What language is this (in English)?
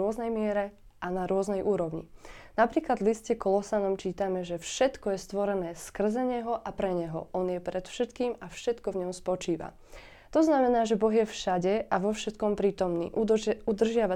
Slovak